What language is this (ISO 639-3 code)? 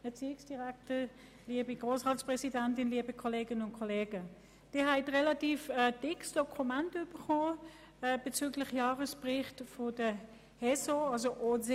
gsw